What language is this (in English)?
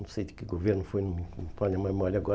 Portuguese